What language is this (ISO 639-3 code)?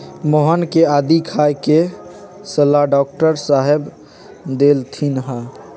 mag